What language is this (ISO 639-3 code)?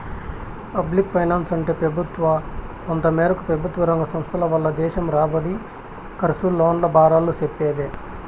tel